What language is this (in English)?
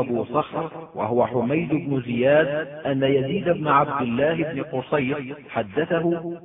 Arabic